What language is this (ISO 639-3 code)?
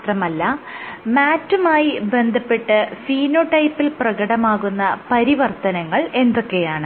mal